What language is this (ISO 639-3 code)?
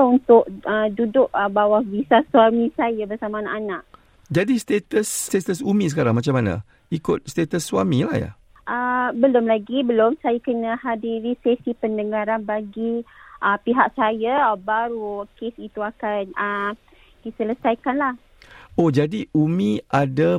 msa